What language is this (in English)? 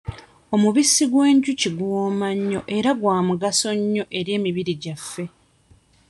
Ganda